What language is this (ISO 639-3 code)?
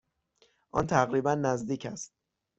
fas